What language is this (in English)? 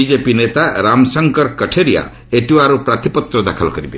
Odia